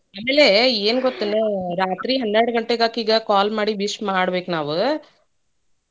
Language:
Kannada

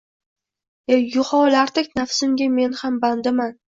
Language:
Uzbek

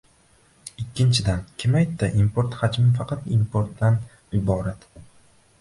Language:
Uzbek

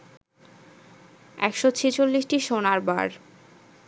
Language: Bangla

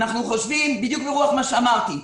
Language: Hebrew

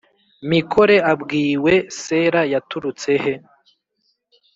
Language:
Kinyarwanda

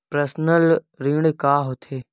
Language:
Chhattisgarhi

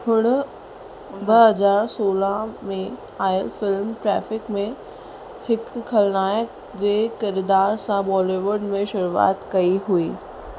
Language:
Sindhi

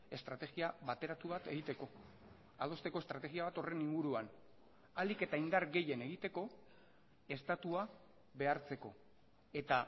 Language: Basque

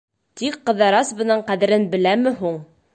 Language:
Bashkir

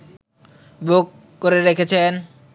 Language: Bangla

